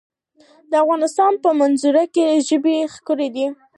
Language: Pashto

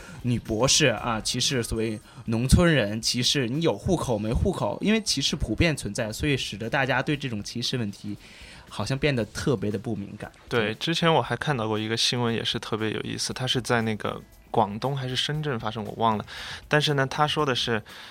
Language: Chinese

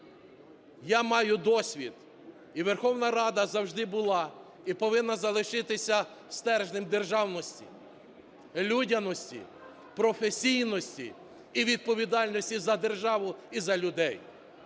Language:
Ukrainian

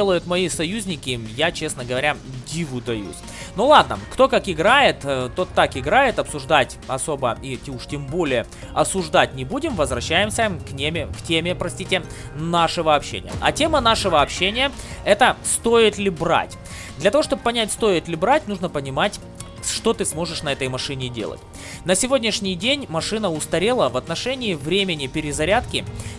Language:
Russian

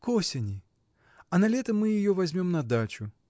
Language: Russian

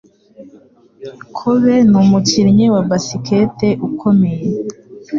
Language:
Kinyarwanda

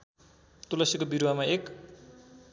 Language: Nepali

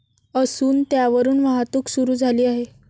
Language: Marathi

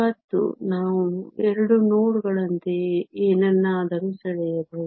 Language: Kannada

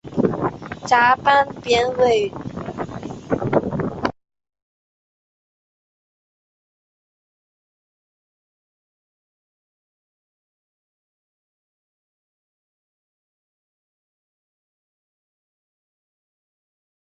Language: Chinese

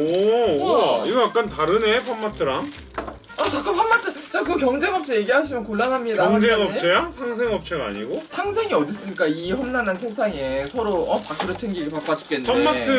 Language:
Korean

